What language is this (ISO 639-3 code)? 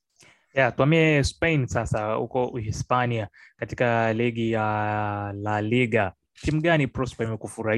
swa